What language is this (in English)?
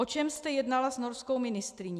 Czech